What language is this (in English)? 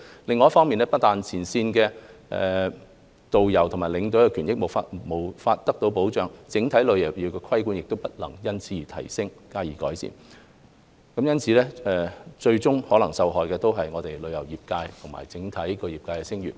Cantonese